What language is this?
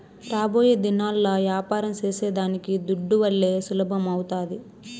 Telugu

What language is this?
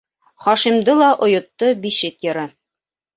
Bashkir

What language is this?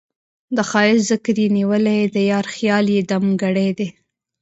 Pashto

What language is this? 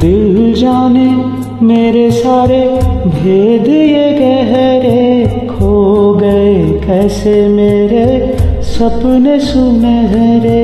Hindi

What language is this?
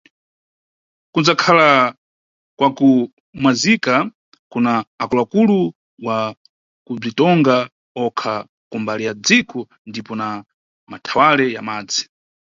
Nyungwe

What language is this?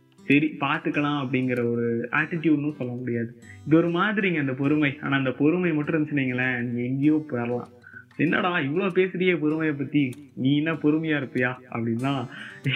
Tamil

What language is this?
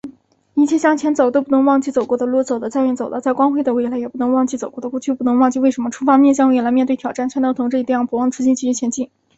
Chinese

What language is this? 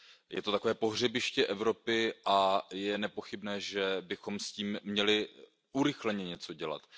Czech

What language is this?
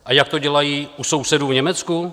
Czech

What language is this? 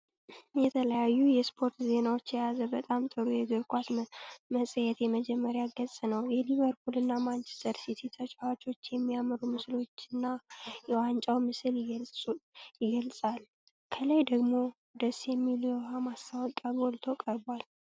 Amharic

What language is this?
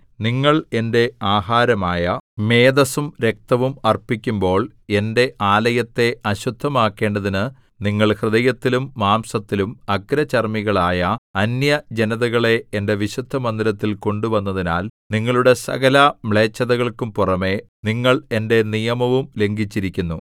Malayalam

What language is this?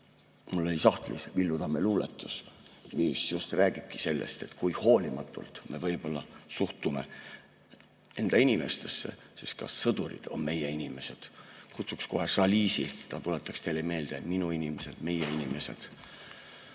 Estonian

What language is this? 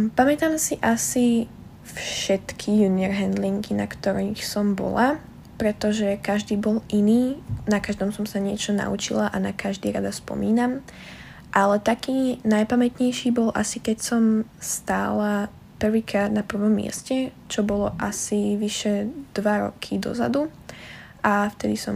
Slovak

